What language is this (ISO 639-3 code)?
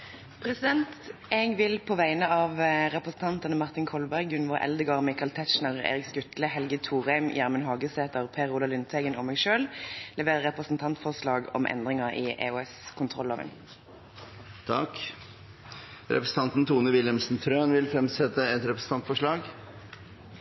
nor